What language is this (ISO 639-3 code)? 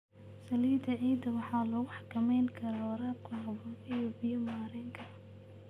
som